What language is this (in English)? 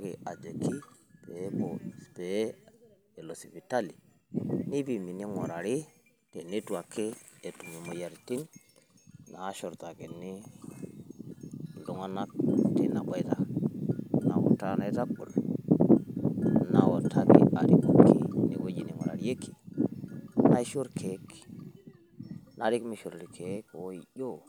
Masai